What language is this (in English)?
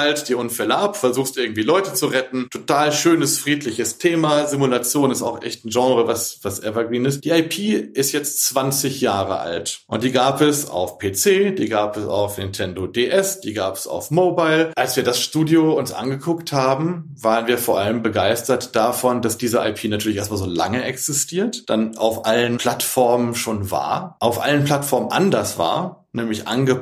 German